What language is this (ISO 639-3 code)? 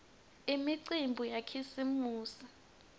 ssw